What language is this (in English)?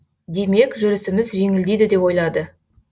Kazakh